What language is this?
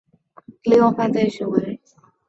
Chinese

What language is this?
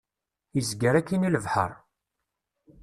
Kabyle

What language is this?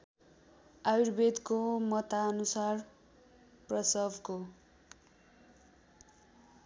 Nepali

